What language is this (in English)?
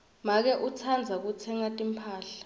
Swati